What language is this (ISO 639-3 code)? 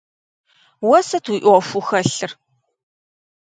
kbd